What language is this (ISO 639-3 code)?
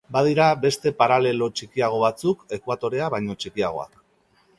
eus